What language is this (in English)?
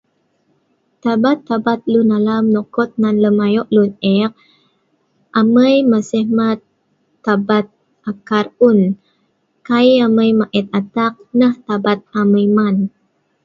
Sa'ban